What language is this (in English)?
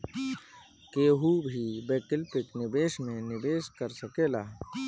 Bhojpuri